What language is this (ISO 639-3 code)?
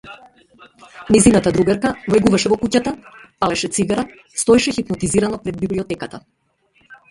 mkd